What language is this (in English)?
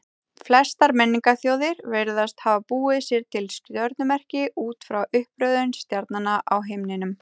Icelandic